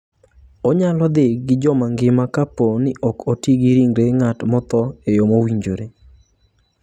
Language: Luo (Kenya and Tanzania)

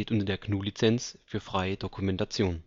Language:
German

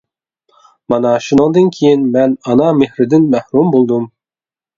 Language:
Uyghur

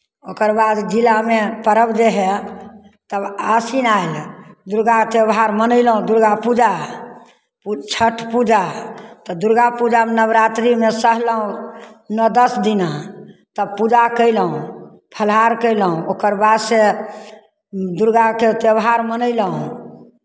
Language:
Maithili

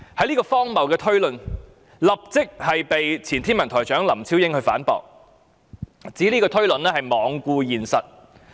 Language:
Cantonese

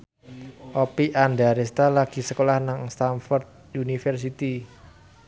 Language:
Javanese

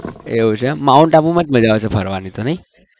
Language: Gujarati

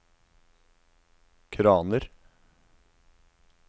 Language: Norwegian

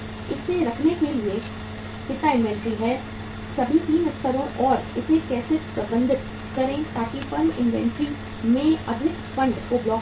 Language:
Hindi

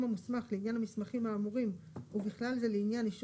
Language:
Hebrew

